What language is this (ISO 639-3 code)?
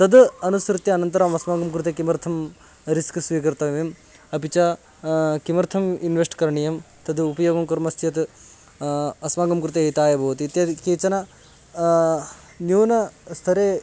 san